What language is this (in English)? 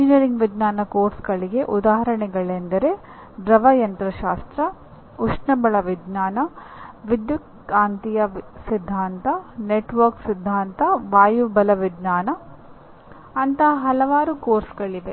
Kannada